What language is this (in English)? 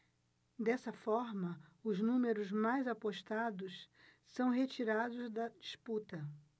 Portuguese